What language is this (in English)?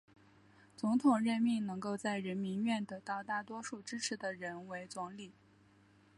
Chinese